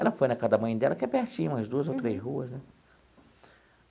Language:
Portuguese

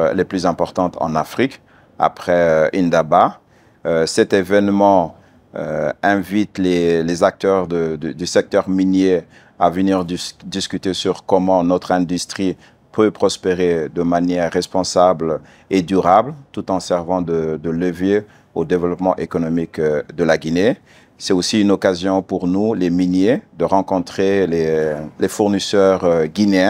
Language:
French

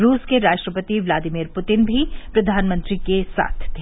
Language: Hindi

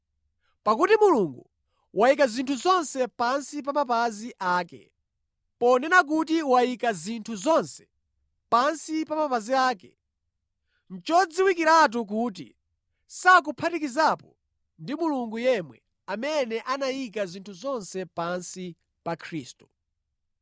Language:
Nyanja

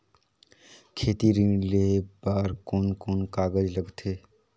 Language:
Chhattisgarhi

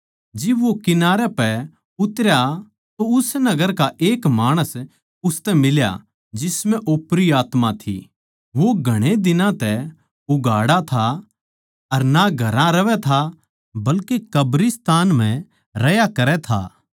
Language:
Haryanvi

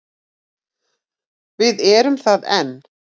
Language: Icelandic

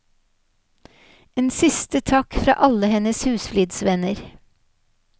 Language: Norwegian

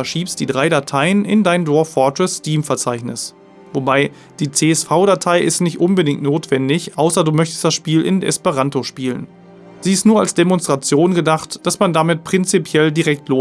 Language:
German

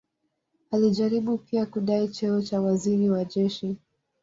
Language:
Swahili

